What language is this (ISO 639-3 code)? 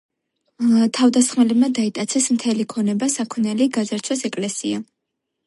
kat